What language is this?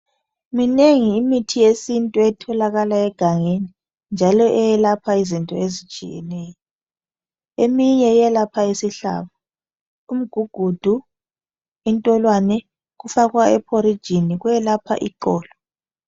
North Ndebele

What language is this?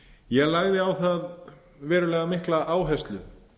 Icelandic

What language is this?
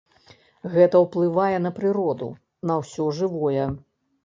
Belarusian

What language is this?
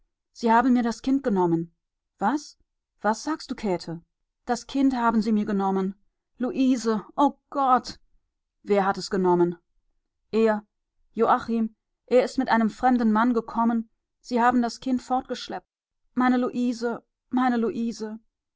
German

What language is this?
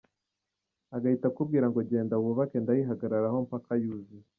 Kinyarwanda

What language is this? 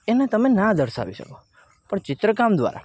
Gujarati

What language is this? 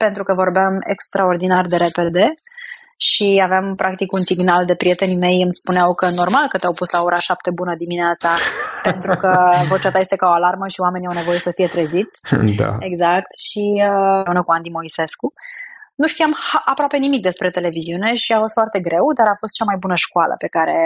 Romanian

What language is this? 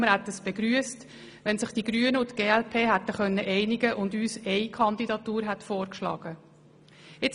Swiss German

